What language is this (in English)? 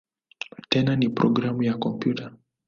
Swahili